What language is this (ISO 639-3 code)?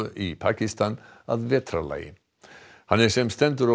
isl